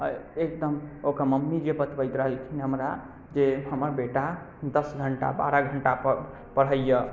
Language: Maithili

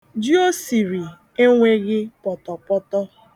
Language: Igbo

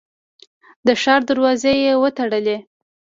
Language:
Pashto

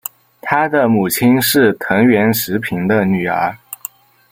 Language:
Chinese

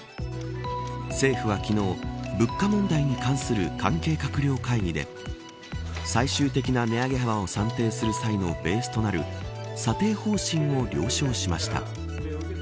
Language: Japanese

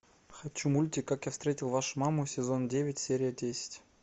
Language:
Russian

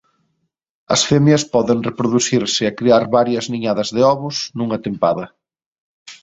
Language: Galician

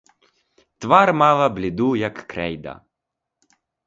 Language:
Ukrainian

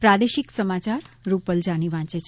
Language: Gujarati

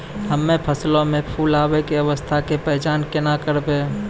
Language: Maithili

